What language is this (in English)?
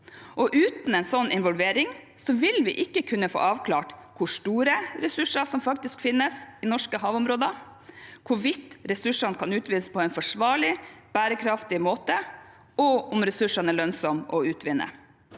Norwegian